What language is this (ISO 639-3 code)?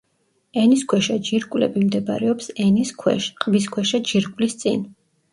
kat